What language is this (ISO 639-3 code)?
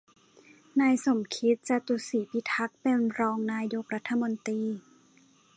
tha